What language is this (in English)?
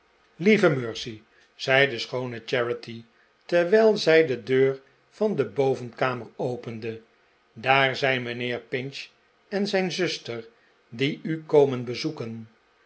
Dutch